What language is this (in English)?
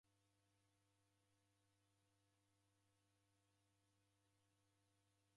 Taita